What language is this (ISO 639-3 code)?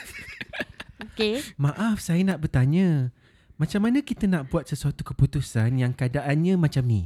msa